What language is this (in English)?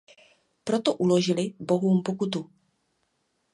Czech